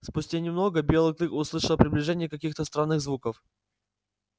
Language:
Russian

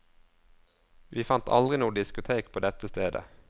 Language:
Norwegian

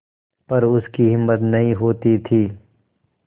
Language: Hindi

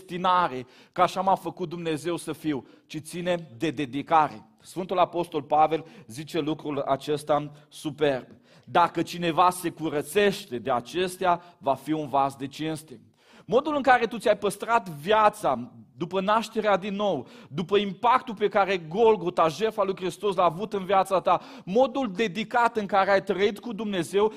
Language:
Romanian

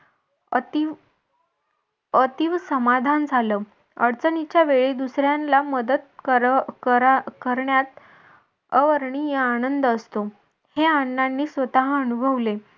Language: Marathi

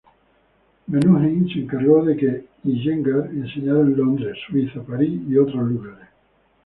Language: Spanish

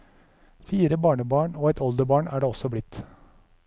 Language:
Norwegian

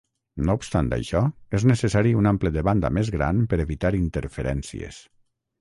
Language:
Catalan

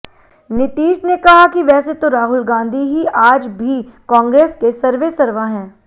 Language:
Hindi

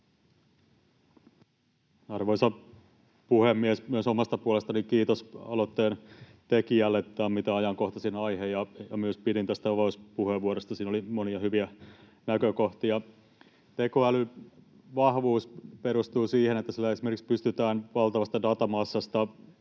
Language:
Finnish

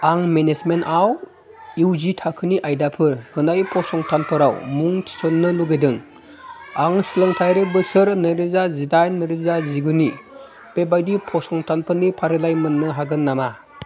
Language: Bodo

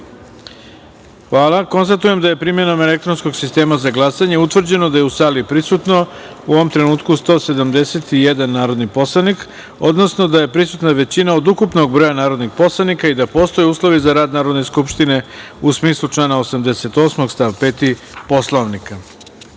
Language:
Serbian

